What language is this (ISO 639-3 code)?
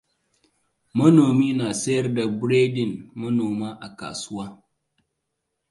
hau